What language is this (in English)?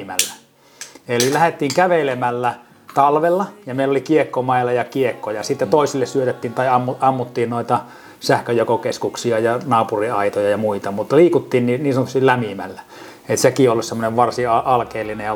Finnish